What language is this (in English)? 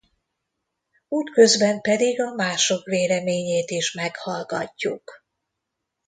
Hungarian